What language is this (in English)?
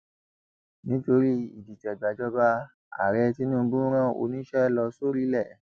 Yoruba